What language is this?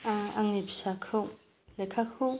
Bodo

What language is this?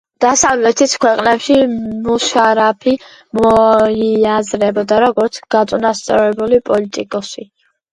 Georgian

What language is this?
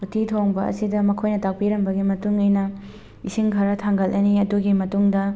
Manipuri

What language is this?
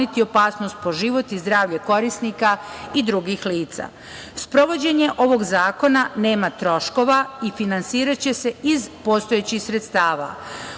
Serbian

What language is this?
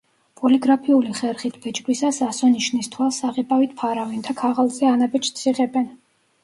Georgian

